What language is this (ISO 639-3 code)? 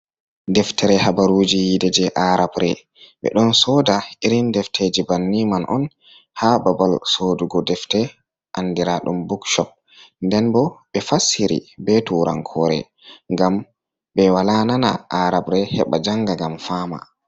ful